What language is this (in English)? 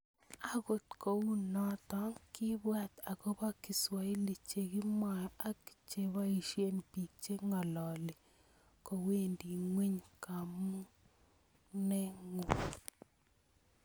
Kalenjin